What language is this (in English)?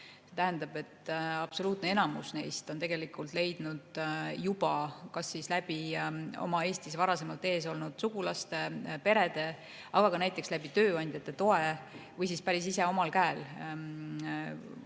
Estonian